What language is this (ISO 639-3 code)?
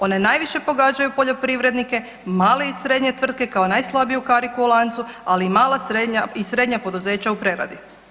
hrv